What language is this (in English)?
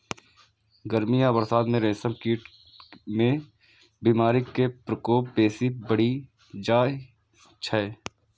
Maithili